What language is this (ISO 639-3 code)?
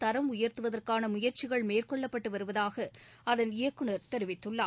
tam